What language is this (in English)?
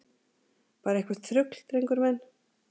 Icelandic